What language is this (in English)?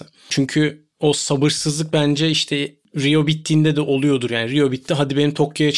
Turkish